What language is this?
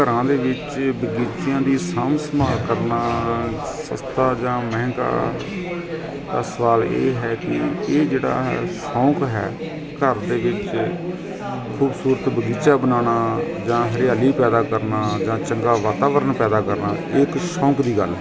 Punjabi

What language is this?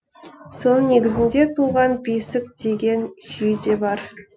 Kazakh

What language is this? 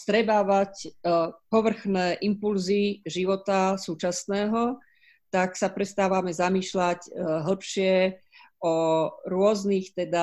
Slovak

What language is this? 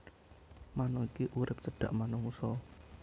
Javanese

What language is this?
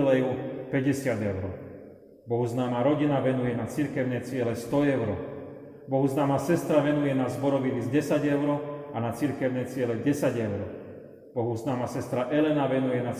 Slovak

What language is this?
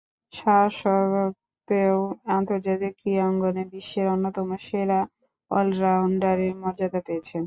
Bangla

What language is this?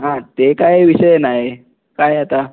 Marathi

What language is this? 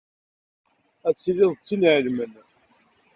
Kabyle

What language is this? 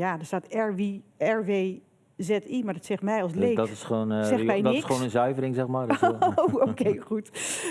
Dutch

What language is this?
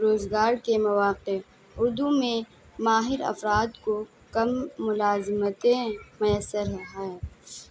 Urdu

